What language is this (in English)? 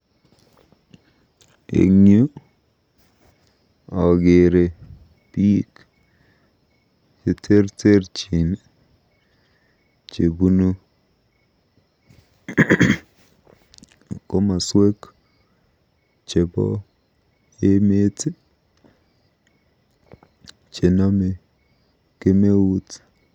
Kalenjin